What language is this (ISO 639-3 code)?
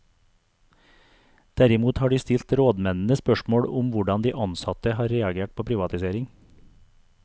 nor